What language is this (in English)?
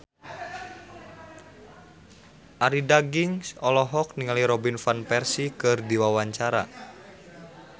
Sundanese